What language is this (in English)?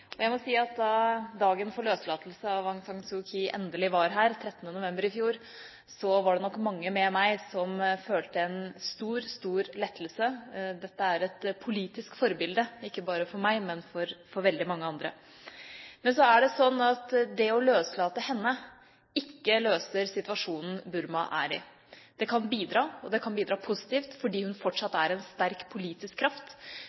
Norwegian Bokmål